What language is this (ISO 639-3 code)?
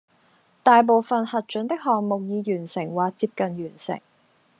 yue